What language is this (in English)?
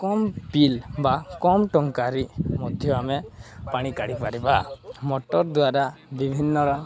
Odia